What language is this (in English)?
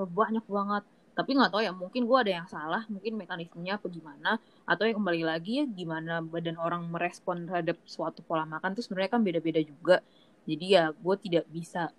Indonesian